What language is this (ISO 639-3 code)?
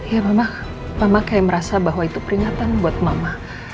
ind